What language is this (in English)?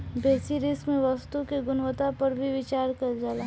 Bhojpuri